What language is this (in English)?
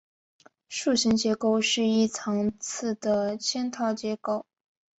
Chinese